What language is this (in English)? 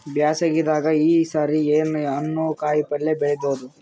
Kannada